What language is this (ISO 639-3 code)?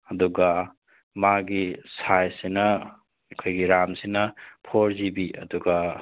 mni